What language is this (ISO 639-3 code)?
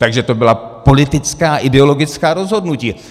ces